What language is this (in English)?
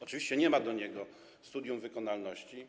Polish